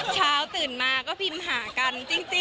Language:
Thai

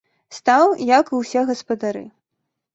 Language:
Belarusian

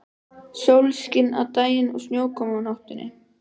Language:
Icelandic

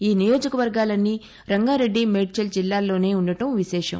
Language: Telugu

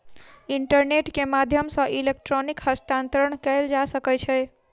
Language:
Maithili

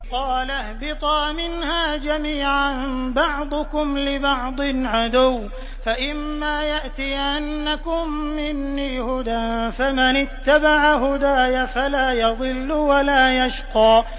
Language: Arabic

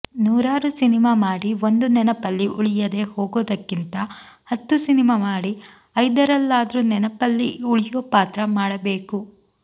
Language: Kannada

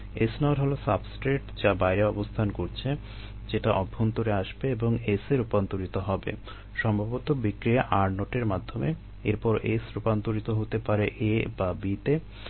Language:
Bangla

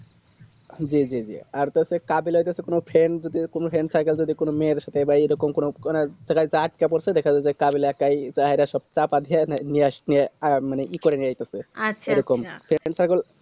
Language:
Bangla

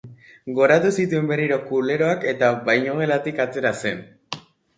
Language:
Basque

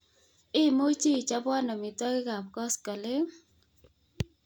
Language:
Kalenjin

